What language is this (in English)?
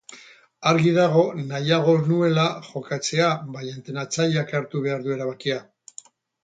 Basque